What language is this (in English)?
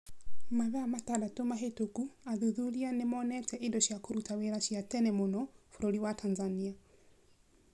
Kikuyu